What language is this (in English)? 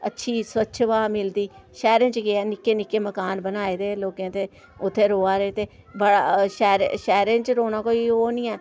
Dogri